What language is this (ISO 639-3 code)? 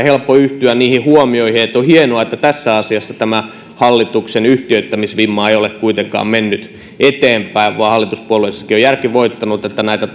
fin